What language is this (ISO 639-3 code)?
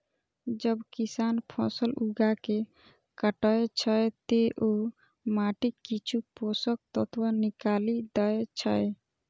mai